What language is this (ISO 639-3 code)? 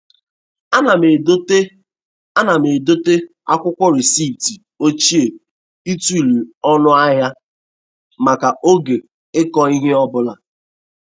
ibo